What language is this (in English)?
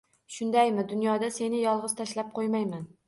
Uzbek